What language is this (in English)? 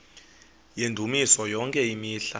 Xhosa